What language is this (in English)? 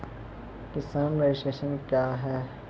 Maithili